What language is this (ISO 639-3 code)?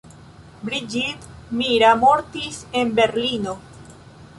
epo